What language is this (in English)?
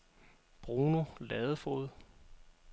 Danish